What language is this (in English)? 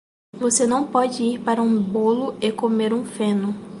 Portuguese